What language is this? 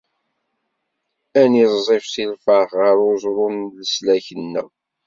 Kabyle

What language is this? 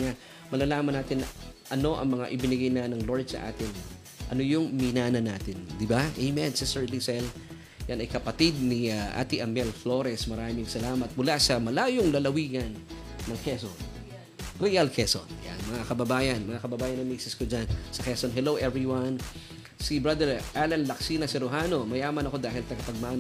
Filipino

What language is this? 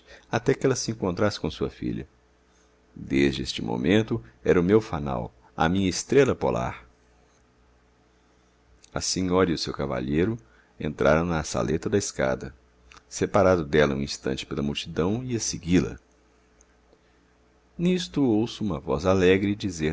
Portuguese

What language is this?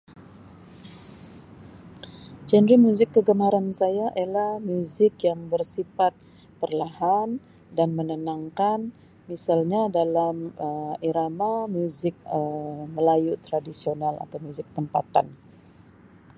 Sabah Malay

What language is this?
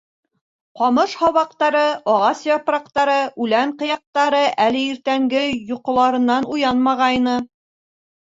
Bashkir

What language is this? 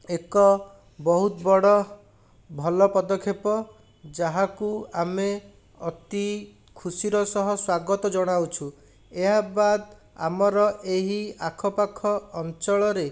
Odia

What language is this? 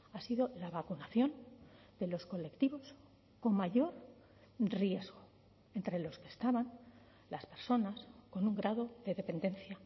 Spanish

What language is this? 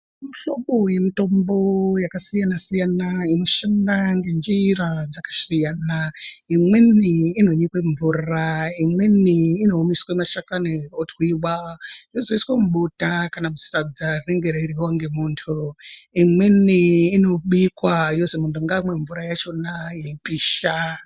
Ndau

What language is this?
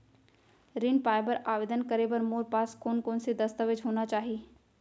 Chhattisgarhi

